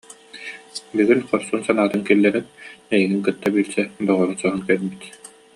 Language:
Yakut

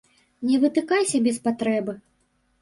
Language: Belarusian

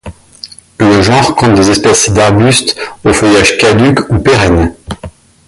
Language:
French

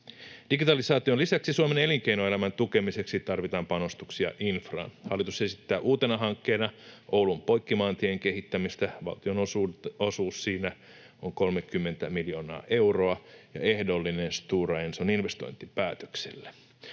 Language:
Finnish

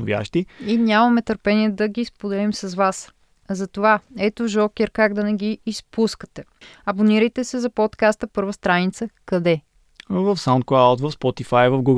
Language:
Bulgarian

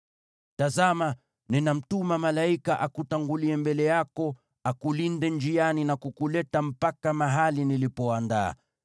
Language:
Swahili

